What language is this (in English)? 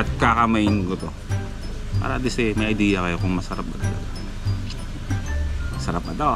Filipino